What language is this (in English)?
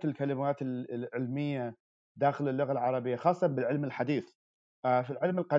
Arabic